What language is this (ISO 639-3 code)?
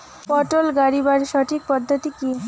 ben